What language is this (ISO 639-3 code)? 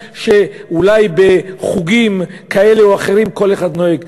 heb